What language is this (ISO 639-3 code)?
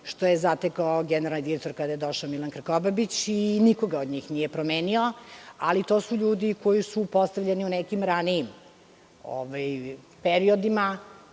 srp